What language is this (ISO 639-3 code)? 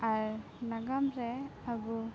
sat